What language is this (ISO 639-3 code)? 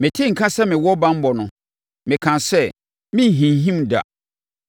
aka